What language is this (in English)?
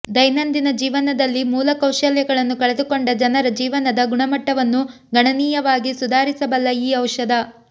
Kannada